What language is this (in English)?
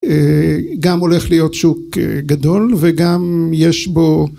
Hebrew